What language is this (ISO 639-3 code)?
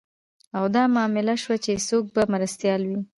pus